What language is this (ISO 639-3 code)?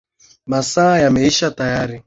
swa